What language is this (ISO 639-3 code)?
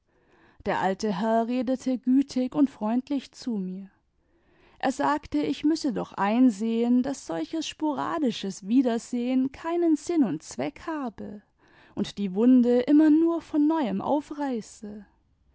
deu